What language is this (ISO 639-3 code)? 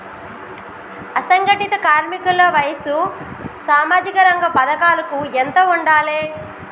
tel